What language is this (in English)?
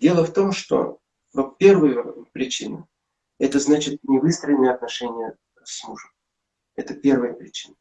Russian